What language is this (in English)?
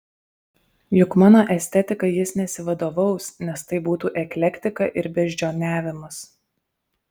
Lithuanian